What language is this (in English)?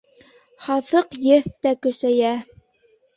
Bashkir